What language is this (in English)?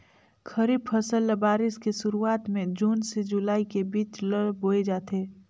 Chhattisgarhi